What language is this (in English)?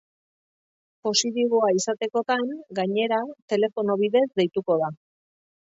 Basque